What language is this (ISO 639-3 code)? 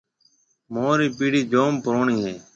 mve